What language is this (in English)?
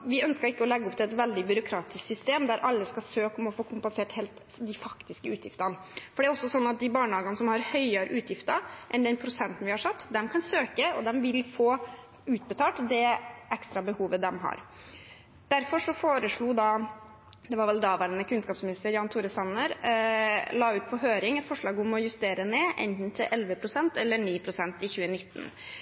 Norwegian Bokmål